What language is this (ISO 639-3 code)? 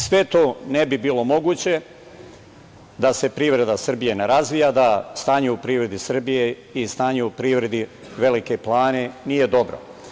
srp